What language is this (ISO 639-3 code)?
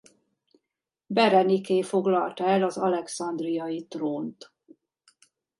hun